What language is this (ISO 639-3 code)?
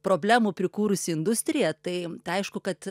lit